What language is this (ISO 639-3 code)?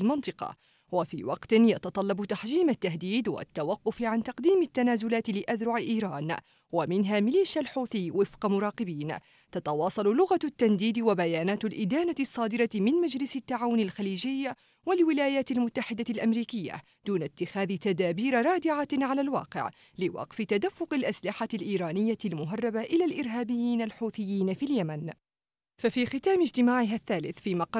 ara